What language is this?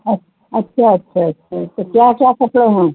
Urdu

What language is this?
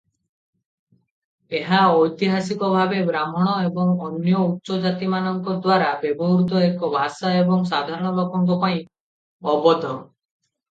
Odia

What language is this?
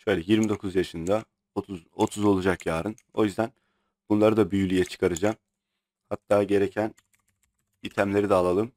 Turkish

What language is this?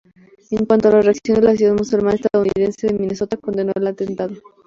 Spanish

